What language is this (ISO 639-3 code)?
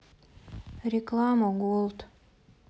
rus